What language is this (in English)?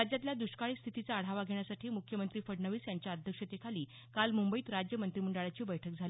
Marathi